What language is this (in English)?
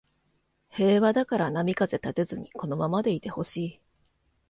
Japanese